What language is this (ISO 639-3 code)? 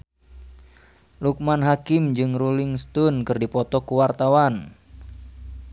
sun